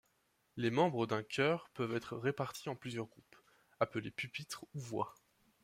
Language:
French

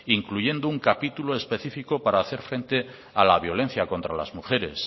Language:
Spanish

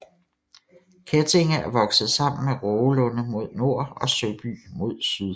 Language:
Danish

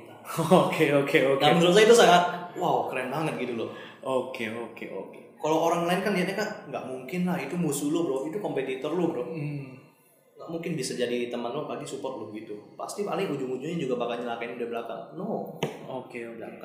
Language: Indonesian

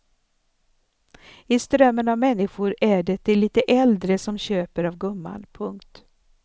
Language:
Swedish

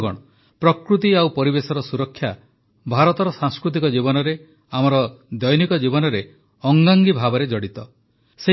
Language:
Odia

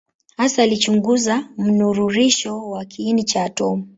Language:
Swahili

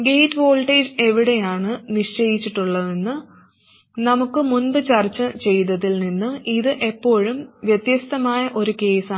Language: Malayalam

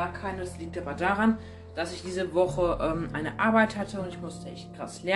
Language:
German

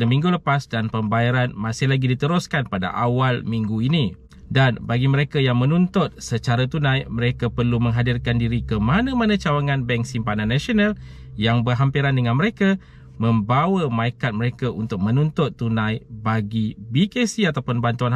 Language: Malay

